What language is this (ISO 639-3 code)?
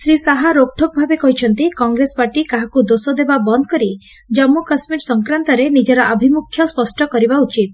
ori